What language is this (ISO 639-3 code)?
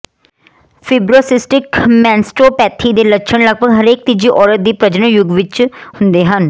pan